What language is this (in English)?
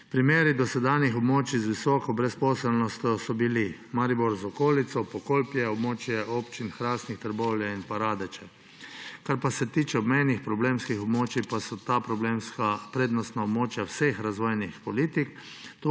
Slovenian